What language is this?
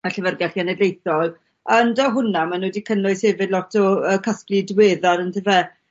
Welsh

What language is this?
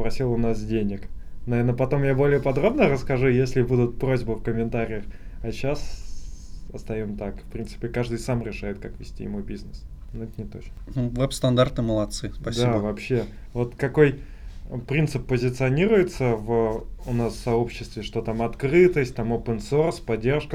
Russian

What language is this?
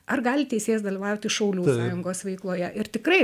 Lithuanian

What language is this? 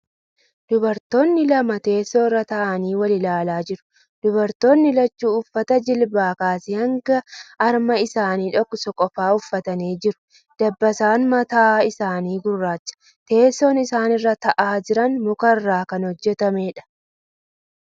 Oromo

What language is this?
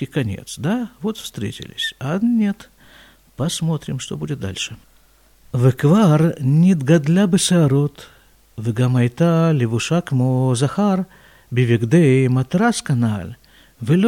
Russian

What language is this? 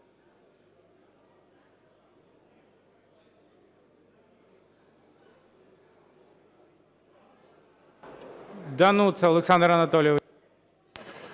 Ukrainian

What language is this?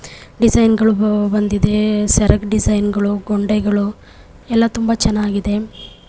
Kannada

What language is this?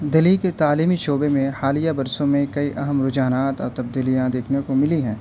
Urdu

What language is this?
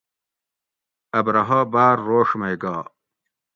Gawri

